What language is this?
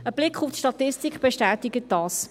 Swiss German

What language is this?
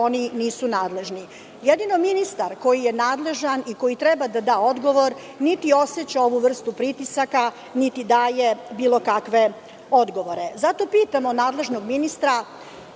Serbian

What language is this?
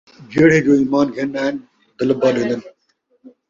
Saraiki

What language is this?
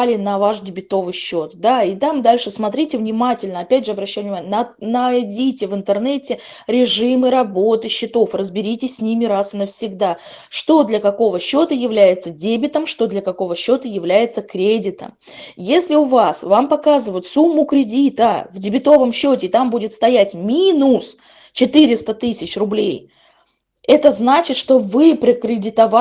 Russian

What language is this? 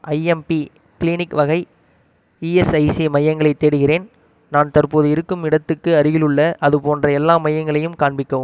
Tamil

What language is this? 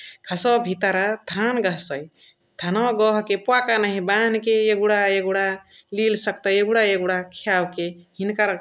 Chitwania Tharu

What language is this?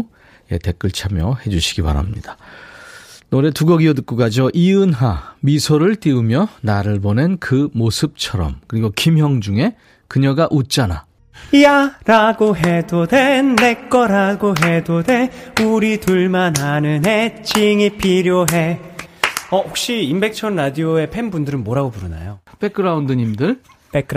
Korean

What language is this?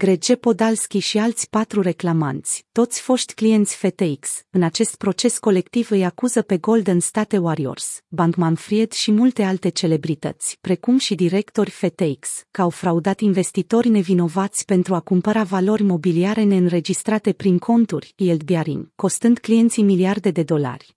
Romanian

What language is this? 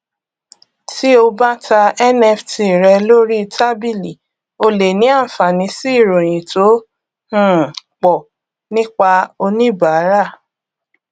Yoruba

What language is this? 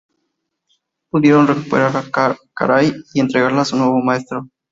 Spanish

